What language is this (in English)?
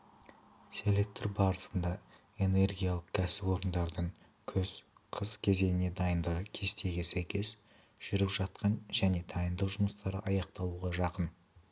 Kazakh